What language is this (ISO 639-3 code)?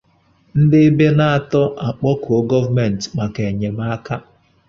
ibo